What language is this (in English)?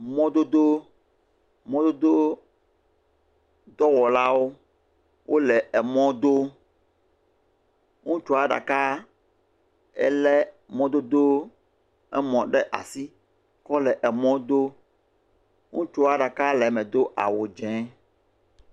Ewe